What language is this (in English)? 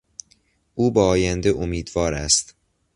Persian